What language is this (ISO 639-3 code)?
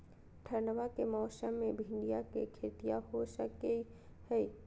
mag